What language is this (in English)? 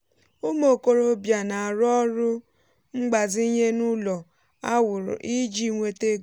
Igbo